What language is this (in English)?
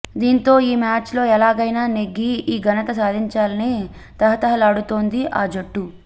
Telugu